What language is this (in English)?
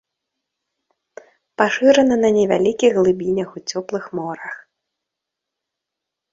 Belarusian